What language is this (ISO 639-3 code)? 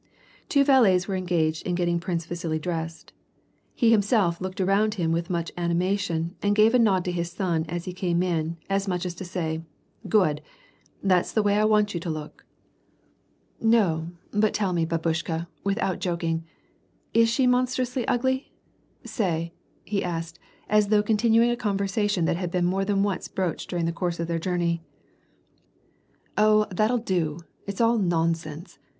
eng